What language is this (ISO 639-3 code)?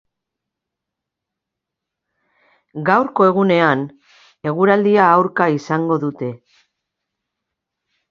eus